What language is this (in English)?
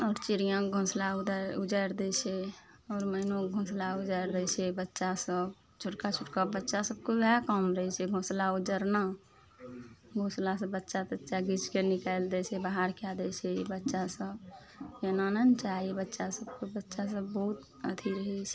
Maithili